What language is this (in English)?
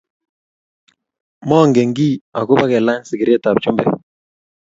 Kalenjin